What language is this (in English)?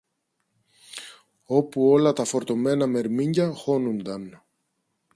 Greek